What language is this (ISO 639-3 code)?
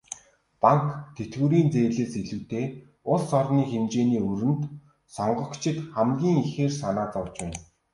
mon